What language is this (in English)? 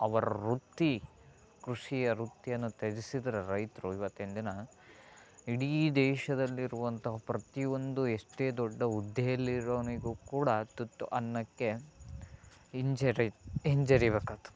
Kannada